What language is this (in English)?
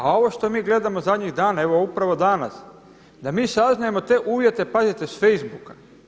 Croatian